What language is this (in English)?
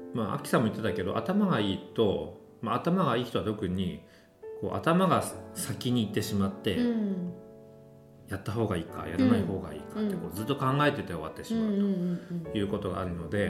Japanese